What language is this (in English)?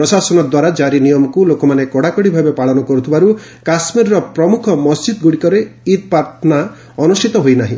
Odia